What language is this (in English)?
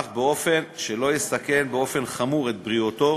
Hebrew